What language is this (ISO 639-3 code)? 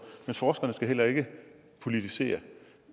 dan